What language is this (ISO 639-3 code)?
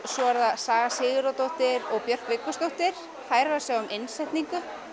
isl